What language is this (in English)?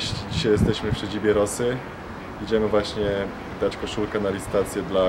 Polish